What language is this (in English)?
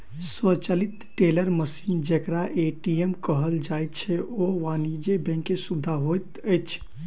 Maithili